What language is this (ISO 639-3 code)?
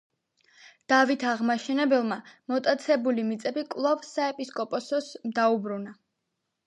kat